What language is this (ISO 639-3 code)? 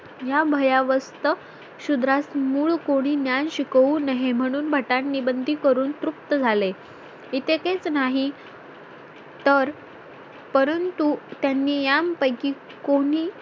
mar